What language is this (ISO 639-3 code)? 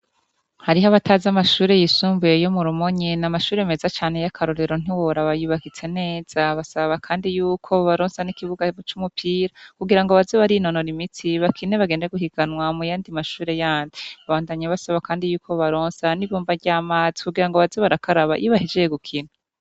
run